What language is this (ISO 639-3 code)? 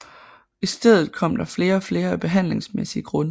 dan